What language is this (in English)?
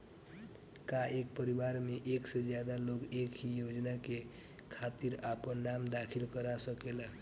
Bhojpuri